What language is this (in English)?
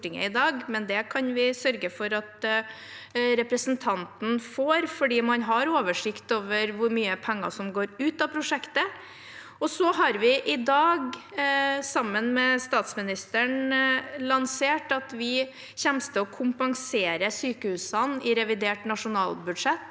Norwegian